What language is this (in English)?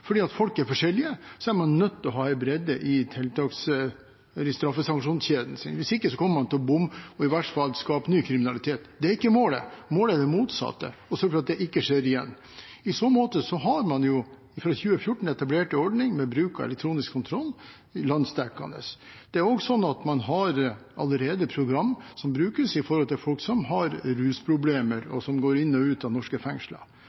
Norwegian Bokmål